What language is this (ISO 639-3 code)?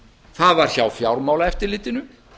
isl